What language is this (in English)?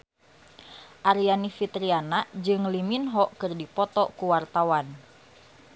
Sundanese